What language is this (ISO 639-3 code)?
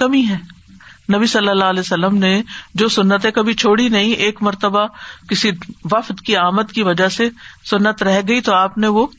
urd